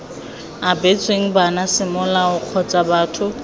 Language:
Tswana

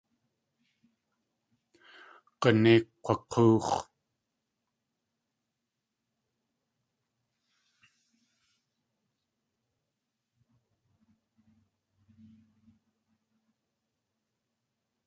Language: Tlingit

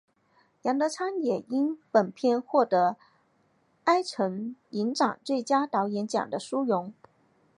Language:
Chinese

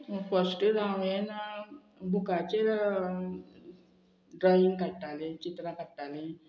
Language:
Konkani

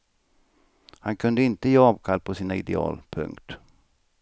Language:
Swedish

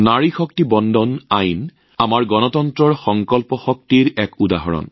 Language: Assamese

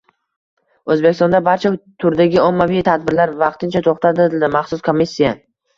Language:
Uzbek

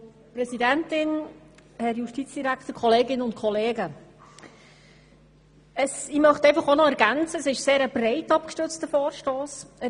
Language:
Swiss German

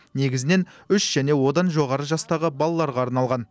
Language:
Kazakh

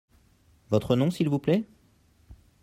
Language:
French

